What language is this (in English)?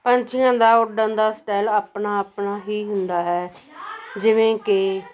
Punjabi